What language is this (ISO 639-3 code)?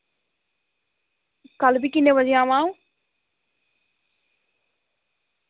doi